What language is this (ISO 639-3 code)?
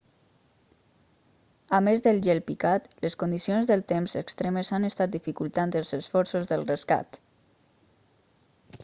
cat